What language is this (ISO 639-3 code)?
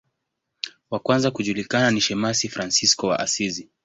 swa